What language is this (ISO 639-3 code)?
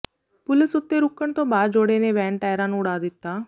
pan